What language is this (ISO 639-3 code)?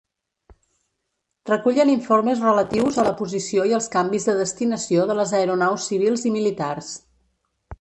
cat